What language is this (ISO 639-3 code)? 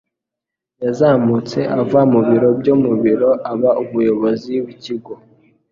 kin